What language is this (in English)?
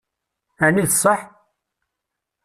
Kabyle